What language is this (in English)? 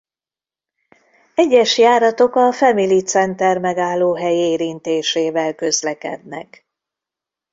Hungarian